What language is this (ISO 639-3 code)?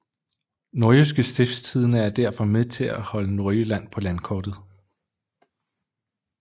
dan